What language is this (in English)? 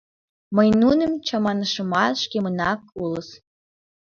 Mari